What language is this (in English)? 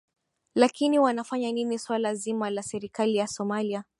Swahili